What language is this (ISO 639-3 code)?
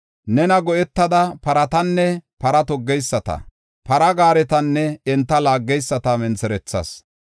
gof